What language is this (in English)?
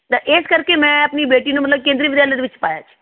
Punjabi